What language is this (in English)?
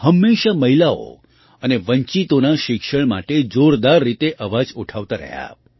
Gujarati